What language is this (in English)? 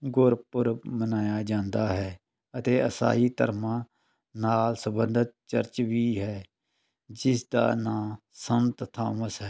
Punjabi